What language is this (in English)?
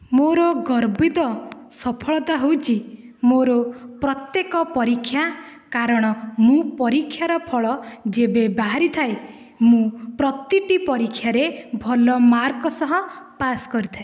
Odia